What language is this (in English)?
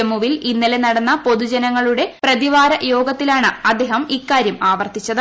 Malayalam